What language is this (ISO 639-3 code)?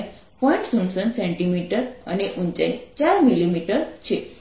guj